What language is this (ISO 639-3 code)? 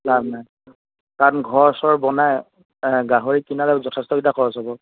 asm